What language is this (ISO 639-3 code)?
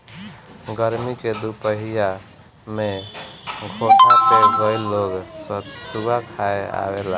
bho